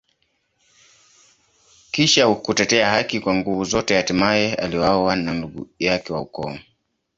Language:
Swahili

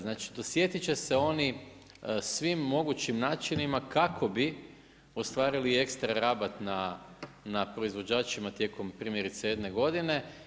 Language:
Croatian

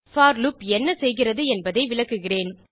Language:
Tamil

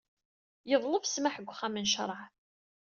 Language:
Kabyle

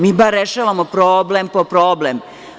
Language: Serbian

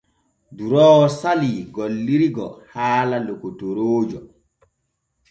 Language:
Borgu Fulfulde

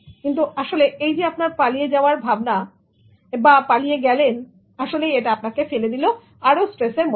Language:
Bangla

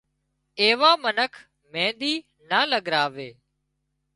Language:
Wadiyara Koli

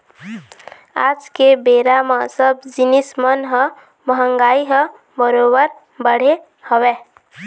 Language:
Chhattisgarhi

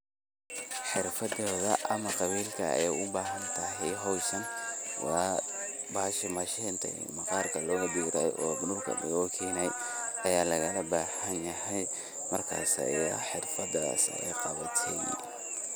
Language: Somali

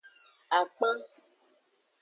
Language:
Aja (Benin)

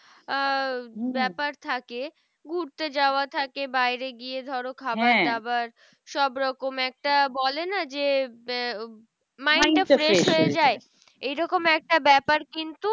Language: Bangla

